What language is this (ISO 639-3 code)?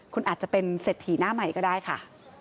tha